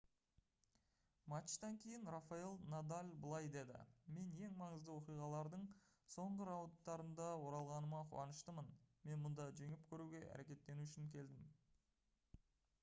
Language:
Kazakh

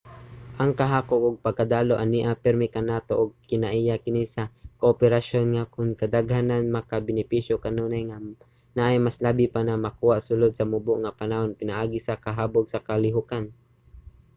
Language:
Cebuano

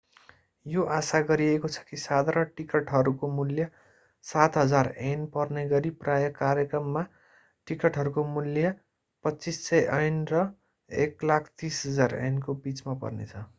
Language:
Nepali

